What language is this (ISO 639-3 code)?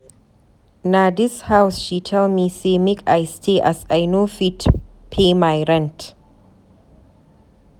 pcm